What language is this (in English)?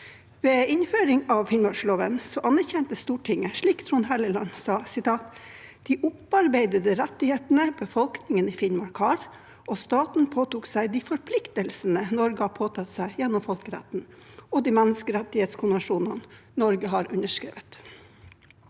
Norwegian